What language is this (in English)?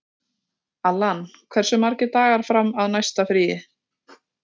Icelandic